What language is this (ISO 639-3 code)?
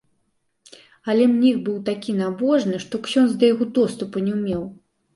bel